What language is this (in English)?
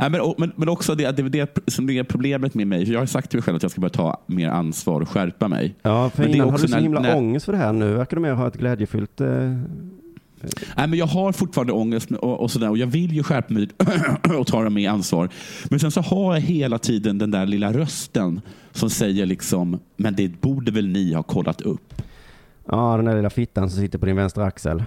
Swedish